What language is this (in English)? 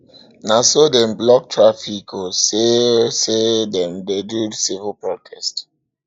Nigerian Pidgin